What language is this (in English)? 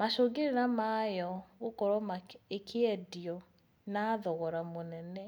Kikuyu